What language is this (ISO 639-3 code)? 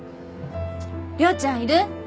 jpn